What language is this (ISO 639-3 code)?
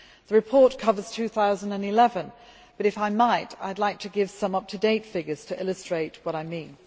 eng